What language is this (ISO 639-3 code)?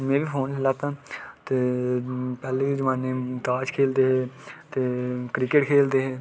doi